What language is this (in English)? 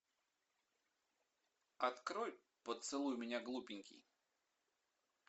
Russian